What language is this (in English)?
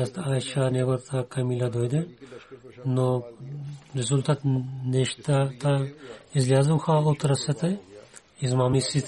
Bulgarian